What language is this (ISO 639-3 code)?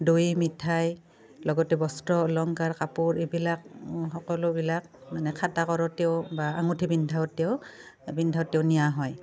asm